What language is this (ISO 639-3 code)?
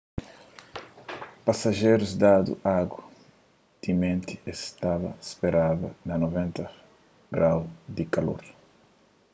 kea